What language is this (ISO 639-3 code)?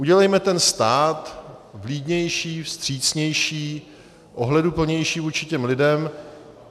ces